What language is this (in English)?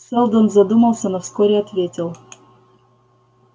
Russian